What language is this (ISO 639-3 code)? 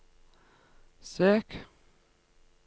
nor